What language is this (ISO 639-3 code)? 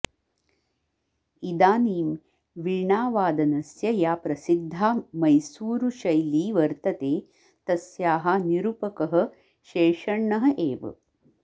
san